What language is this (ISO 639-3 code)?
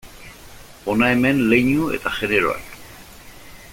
eus